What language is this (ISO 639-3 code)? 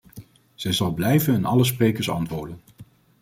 nld